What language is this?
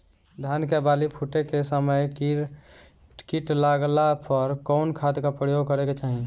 Bhojpuri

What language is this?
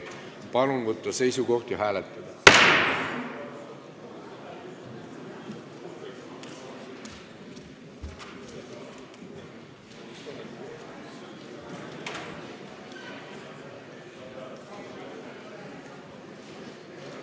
Estonian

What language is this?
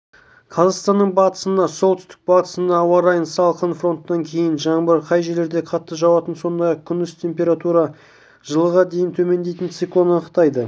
Kazakh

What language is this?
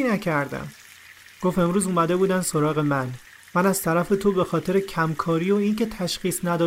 Persian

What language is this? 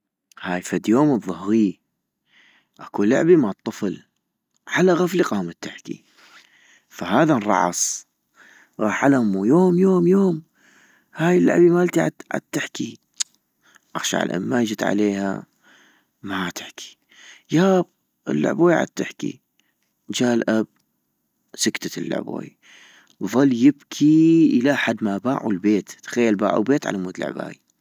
North Mesopotamian Arabic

